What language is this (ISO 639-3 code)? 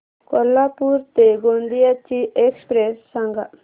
mar